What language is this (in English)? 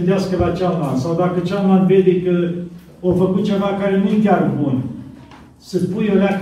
Romanian